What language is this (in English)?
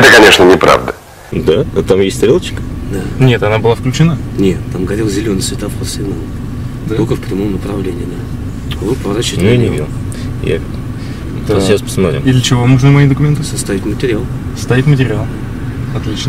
Russian